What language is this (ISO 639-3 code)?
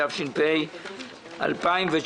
heb